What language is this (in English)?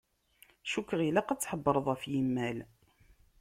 Kabyle